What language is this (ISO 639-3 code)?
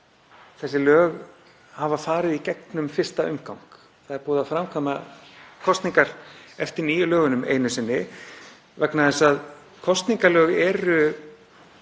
isl